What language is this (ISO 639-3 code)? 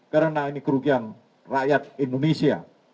ind